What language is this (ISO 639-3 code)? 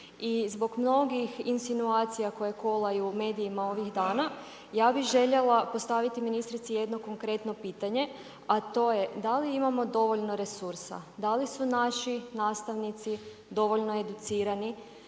hrv